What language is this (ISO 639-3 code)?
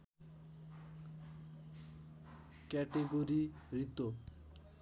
nep